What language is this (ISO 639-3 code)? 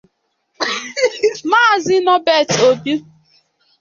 ibo